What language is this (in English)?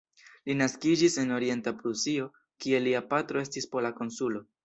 Esperanto